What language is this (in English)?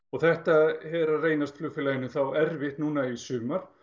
Icelandic